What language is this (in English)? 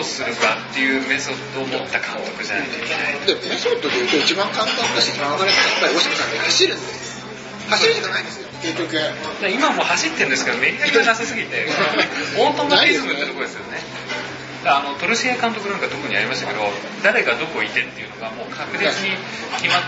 Japanese